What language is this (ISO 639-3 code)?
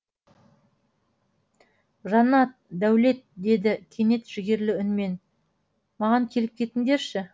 kaz